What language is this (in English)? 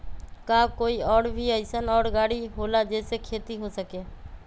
Magahi